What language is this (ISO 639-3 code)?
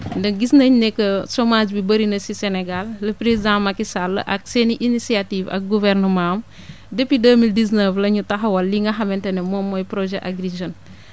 wol